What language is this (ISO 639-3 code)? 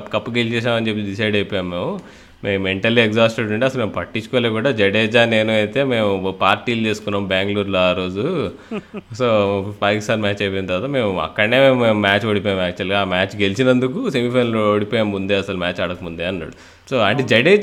tel